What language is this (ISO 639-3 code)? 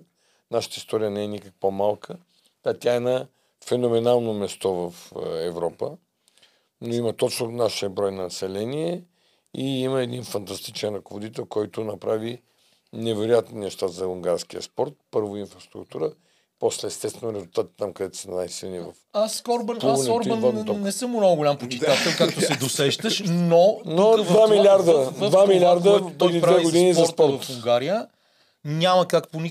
bul